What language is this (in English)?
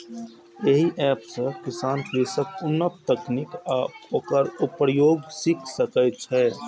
Maithili